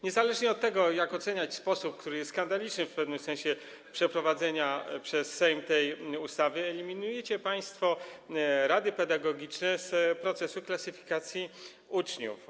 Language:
Polish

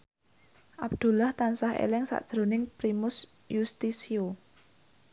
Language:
Javanese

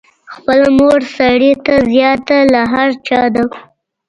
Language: Pashto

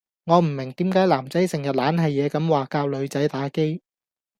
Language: Cantonese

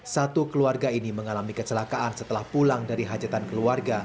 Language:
Indonesian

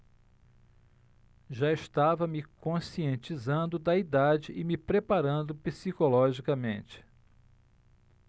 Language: Portuguese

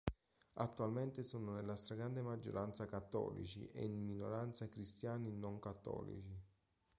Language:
Italian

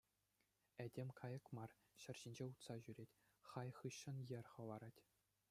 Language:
Chuvash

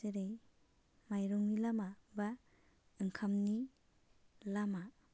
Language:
Bodo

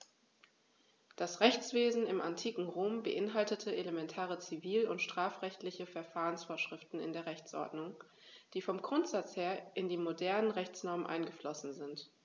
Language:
German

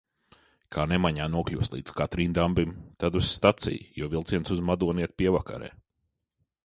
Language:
Latvian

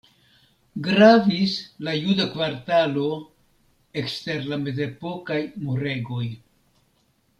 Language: Esperanto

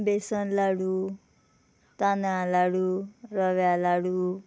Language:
Konkani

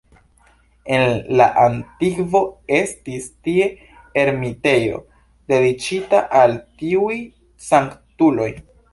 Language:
Esperanto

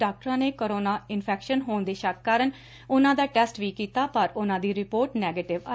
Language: Punjabi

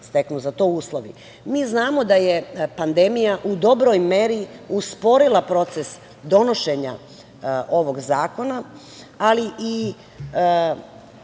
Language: Serbian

